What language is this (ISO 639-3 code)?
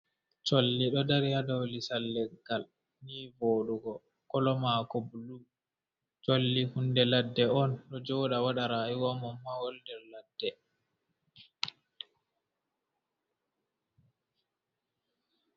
ful